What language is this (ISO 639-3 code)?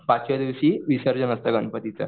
mar